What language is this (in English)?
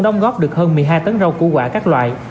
Vietnamese